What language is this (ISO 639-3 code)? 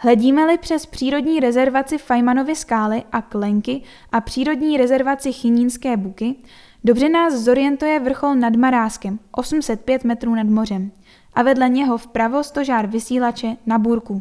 ces